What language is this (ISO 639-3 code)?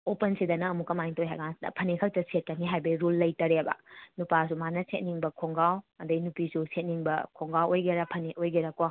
mni